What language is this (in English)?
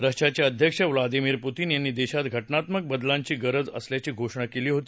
Marathi